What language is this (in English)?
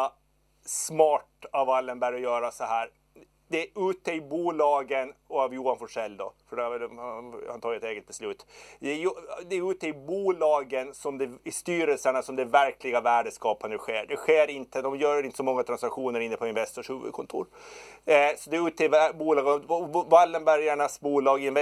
Swedish